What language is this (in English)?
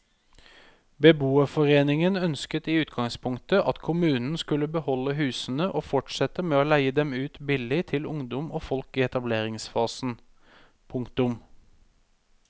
Norwegian